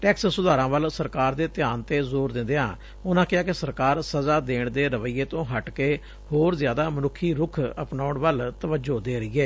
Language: Punjabi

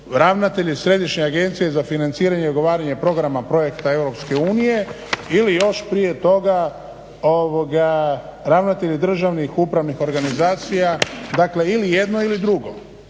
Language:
Croatian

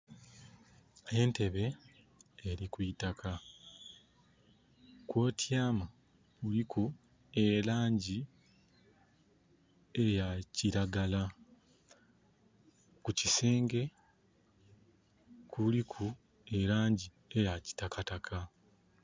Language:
Soga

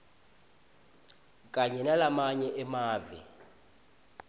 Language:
Swati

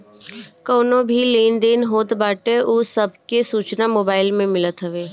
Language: Bhojpuri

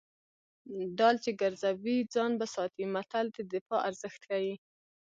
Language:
Pashto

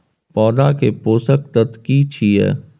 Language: Maithili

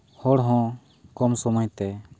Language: Santali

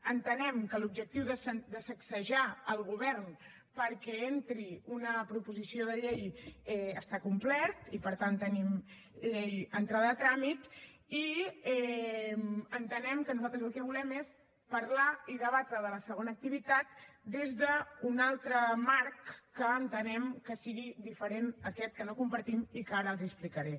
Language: Catalan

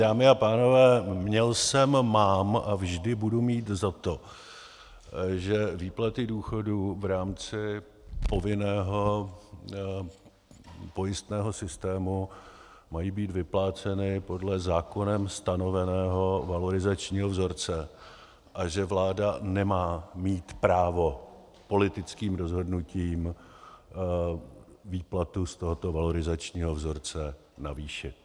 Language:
Czech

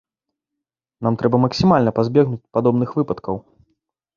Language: Belarusian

